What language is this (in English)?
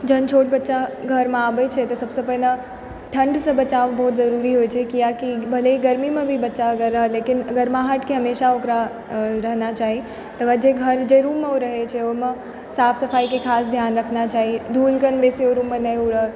Maithili